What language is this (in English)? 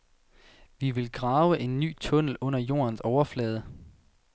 Danish